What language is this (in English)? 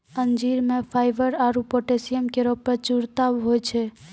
Maithili